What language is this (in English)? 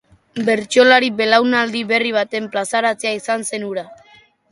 Basque